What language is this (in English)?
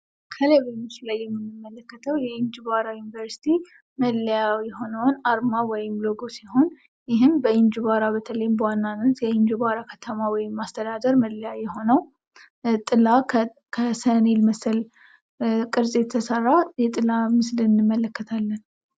Amharic